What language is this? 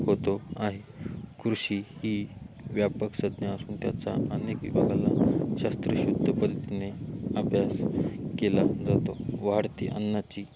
Marathi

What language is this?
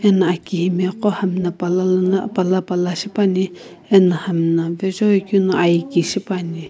Sumi Naga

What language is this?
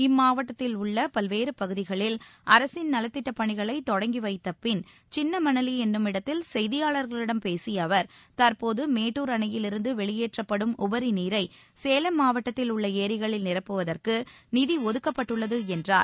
Tamil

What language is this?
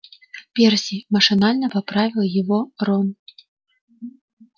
Russian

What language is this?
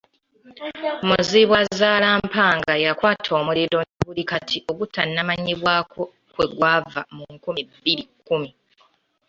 Ganda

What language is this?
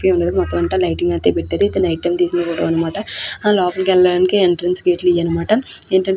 Telugu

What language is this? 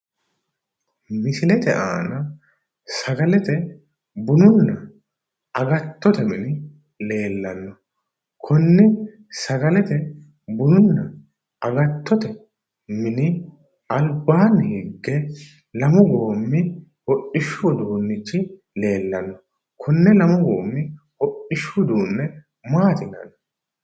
Sidamo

